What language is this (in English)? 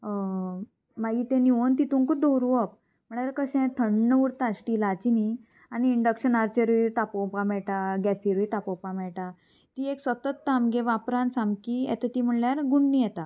Konkani